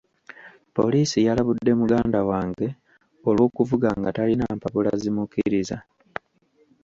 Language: Ganda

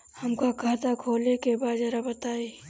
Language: Bhojpuri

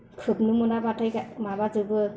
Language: Bodo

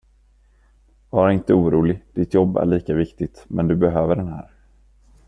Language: Swedish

